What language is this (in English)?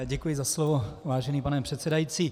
Czech